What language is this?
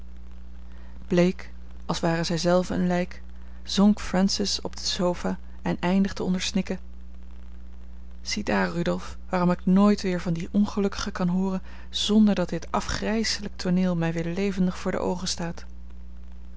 Dutch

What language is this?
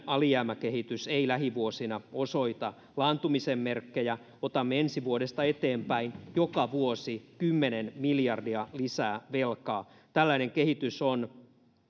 Finnish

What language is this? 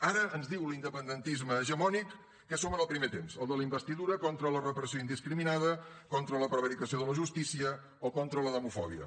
Catalan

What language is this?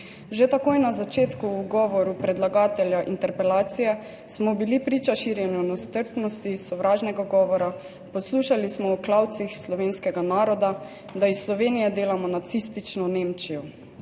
Slovenian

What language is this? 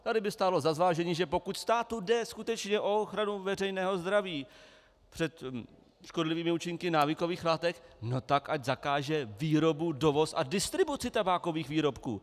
Czech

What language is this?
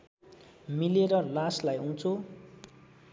Nepali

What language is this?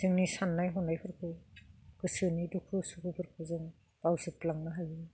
Bodo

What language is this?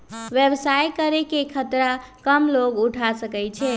Magahi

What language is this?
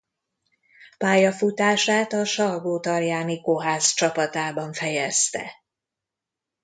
Hungarian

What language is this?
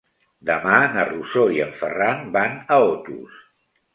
Catalan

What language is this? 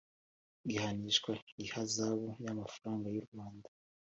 Kinyarwanda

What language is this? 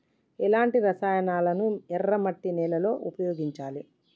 Telugu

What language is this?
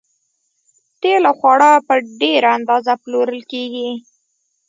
Pashto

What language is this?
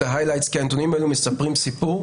Hebrew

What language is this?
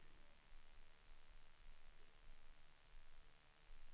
Swedish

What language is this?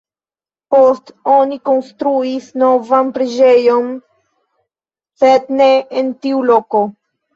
Esperanto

